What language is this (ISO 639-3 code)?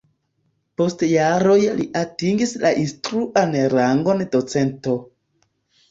epo